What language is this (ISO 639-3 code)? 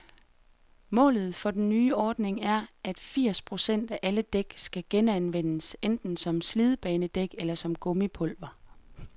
dan